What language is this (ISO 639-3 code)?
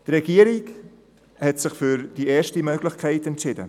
gsw